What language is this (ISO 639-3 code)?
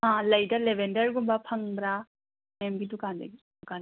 mni